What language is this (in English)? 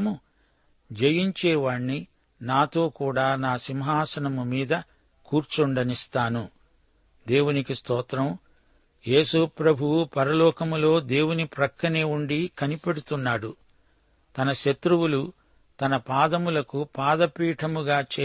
Telugu